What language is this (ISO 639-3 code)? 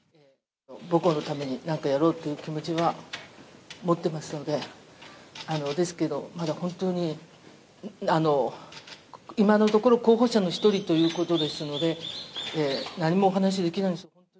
jpn